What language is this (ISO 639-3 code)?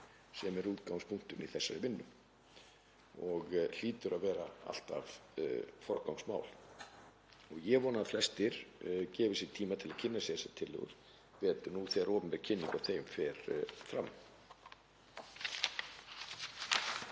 isl